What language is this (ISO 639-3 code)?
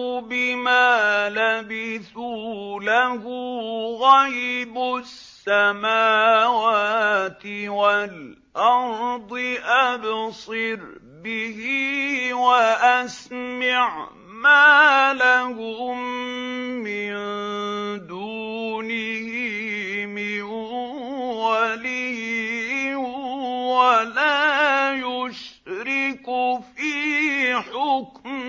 ara